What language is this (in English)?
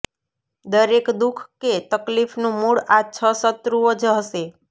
Gujarati